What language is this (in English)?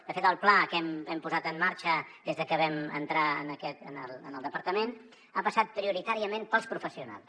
Catalan